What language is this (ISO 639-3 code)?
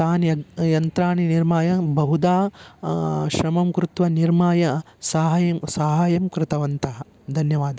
san